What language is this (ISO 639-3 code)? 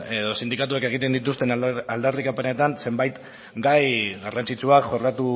eus